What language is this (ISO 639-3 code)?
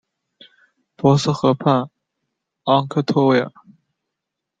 zho